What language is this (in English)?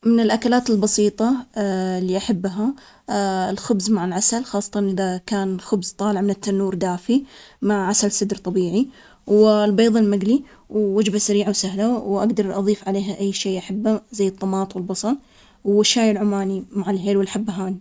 Omani Arabic